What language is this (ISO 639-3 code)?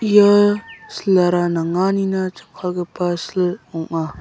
grt